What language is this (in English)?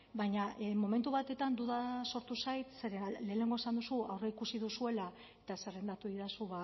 Basque